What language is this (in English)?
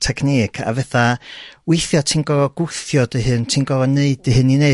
Welsh